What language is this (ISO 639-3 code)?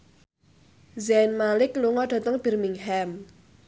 jav